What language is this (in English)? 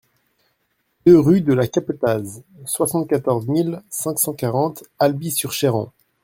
French